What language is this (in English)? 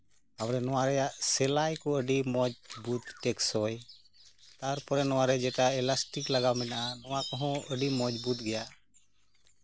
Santali